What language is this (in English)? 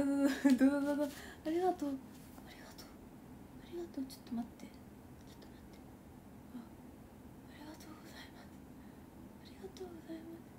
Japanese